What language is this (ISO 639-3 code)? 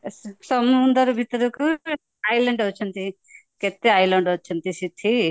ori